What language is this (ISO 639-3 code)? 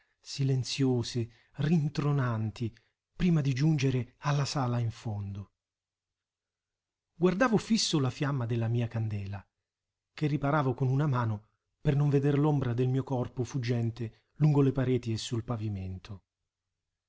ita